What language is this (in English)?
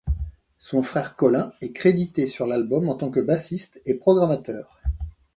French